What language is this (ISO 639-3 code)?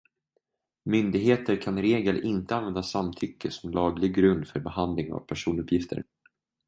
swe